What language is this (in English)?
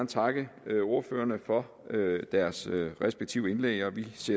Danish